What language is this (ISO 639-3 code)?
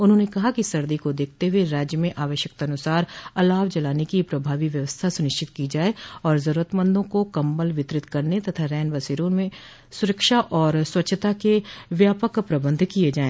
hin